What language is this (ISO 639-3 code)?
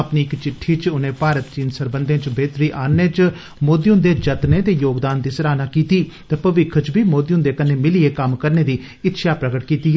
doi